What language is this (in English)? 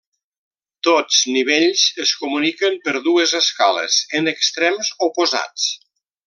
Catalan